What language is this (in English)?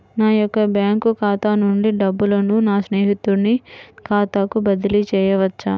Telugu